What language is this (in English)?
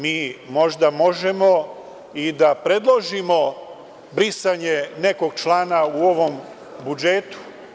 Serbian